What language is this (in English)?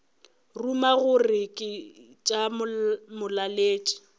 Northern Sotho